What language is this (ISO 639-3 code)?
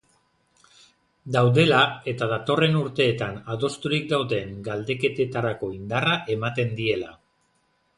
eus